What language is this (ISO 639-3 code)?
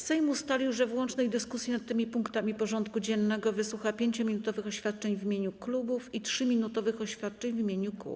pol